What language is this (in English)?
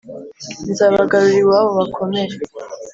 Kinyarwanda